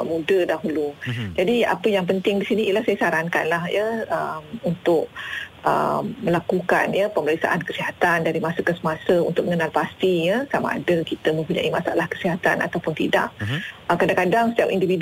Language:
Malay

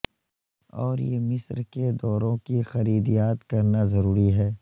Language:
Urdu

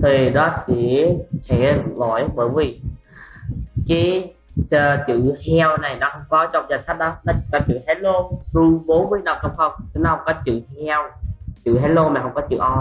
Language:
Vietnamese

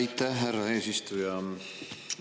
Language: Estonian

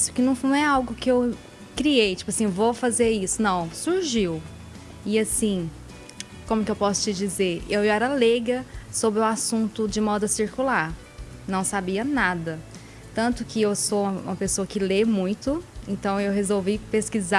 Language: Portuguese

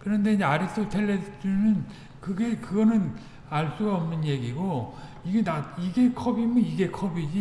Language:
Korean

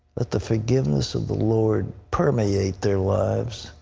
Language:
English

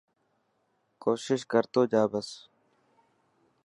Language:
Dhatki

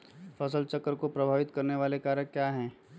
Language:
Magahi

